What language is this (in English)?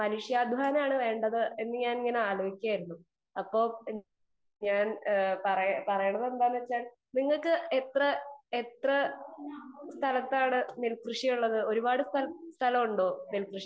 Malayalam